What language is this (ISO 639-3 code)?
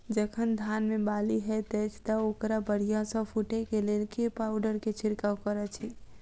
mai